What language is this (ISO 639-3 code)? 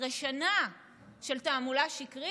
heb